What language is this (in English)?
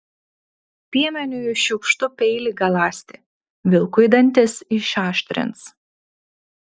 Lithuanian